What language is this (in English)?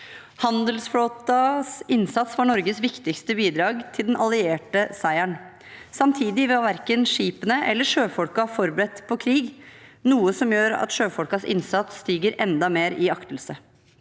Norwegian